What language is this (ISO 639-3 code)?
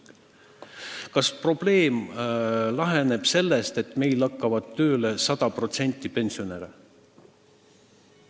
est